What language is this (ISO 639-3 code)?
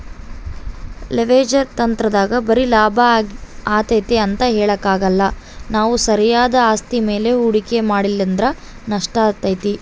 kan